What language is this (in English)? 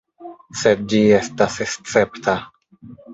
Esperanto